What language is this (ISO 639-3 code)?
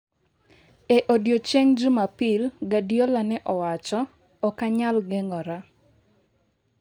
luo